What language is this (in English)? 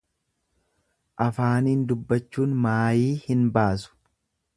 Oromo